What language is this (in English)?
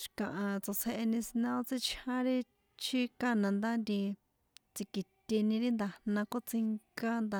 San Juan Atzingo Popoloca